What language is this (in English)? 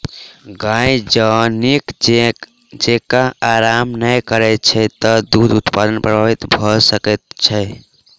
Maithili